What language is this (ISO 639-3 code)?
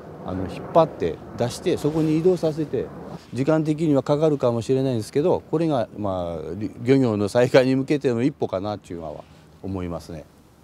jpn